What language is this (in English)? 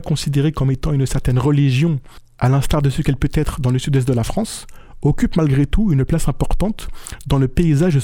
French